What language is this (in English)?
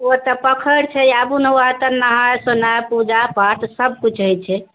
Maithili